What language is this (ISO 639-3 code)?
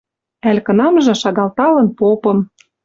mrj